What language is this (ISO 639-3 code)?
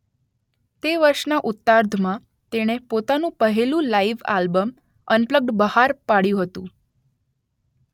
guj